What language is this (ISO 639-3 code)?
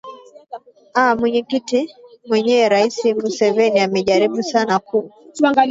swa